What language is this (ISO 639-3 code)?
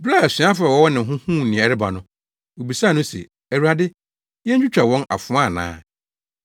aka